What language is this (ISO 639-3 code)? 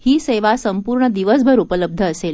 mar